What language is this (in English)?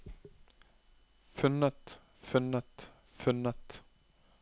Norwegian